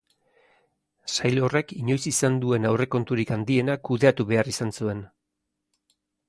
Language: Basque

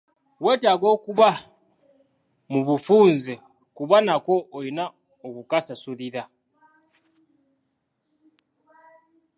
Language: Ganda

